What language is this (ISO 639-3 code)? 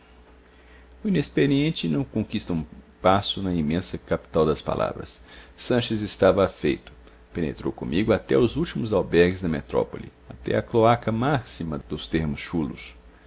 por